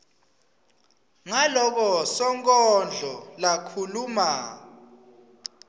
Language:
Swati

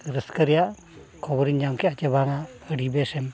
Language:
Santali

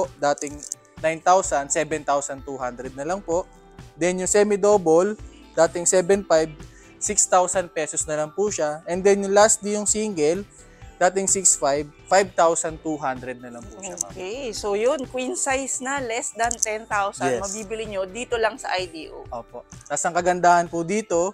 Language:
Filipino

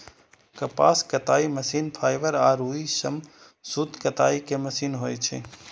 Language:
Maithili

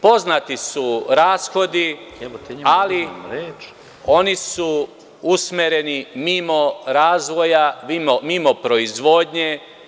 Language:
Serbian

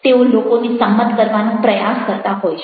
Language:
Gujarati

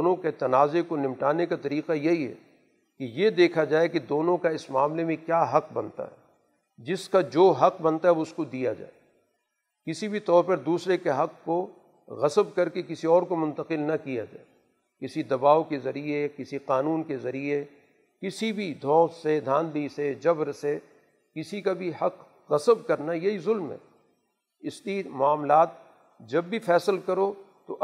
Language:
Urdu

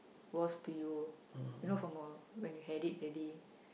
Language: English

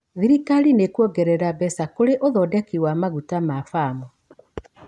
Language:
Kikuyu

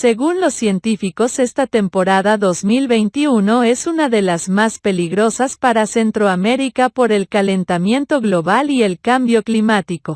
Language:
Spanish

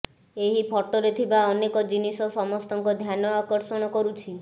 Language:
Odia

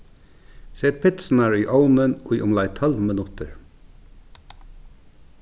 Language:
Faroese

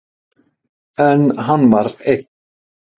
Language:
Icelandic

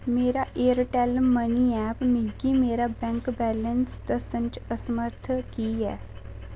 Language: Dogri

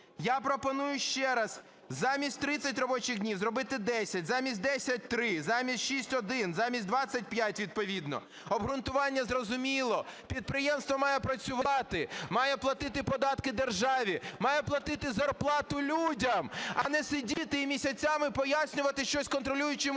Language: Ukrainian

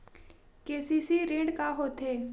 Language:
Chhattisgarhi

